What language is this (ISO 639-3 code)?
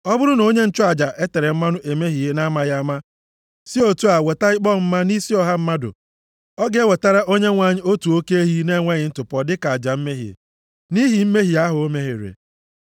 ibo